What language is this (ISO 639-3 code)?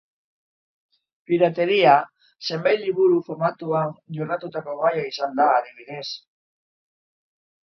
eus